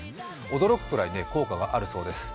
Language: Japanese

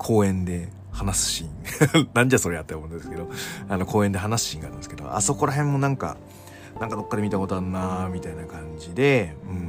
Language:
Japanese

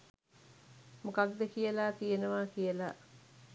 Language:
Sinhala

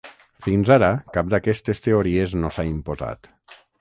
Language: Catalan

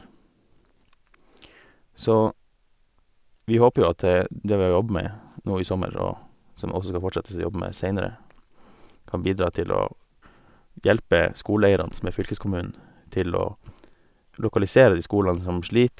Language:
Norwegian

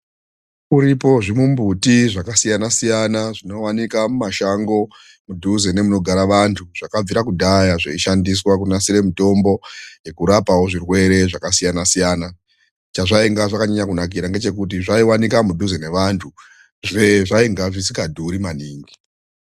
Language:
Ndau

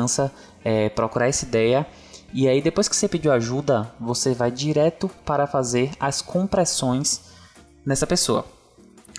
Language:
Portuguese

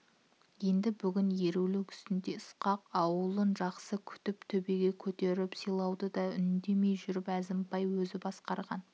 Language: Kazakh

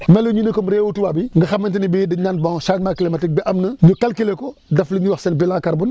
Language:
Wolof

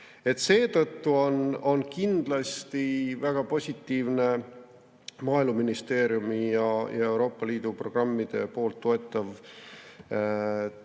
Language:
Estonian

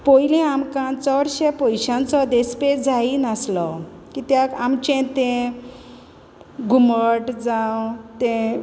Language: Konkani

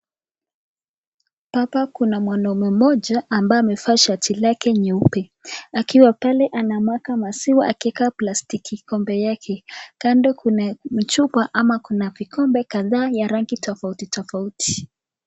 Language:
Swahili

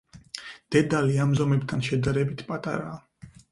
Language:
Georgian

